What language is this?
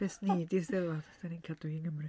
Welsh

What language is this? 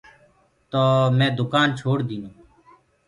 Gurgula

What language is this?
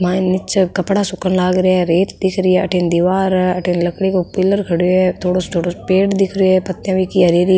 Rajasthani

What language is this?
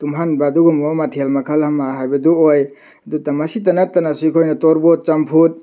Manipuri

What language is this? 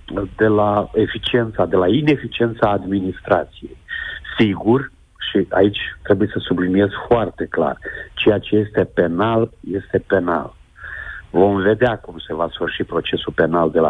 Romanian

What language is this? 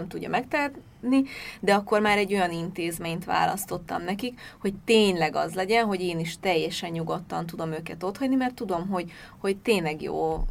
Hungarian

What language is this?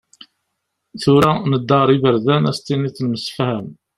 Kabyle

